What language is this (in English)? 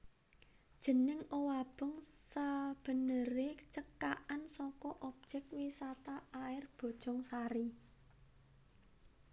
Javanese